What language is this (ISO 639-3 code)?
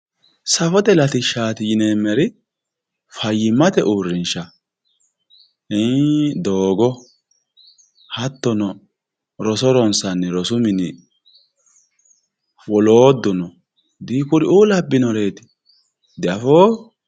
sid